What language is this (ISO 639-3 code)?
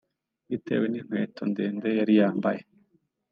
kin